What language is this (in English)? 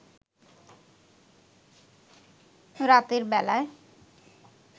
Bangla